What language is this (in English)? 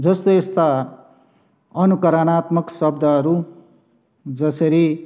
Nepali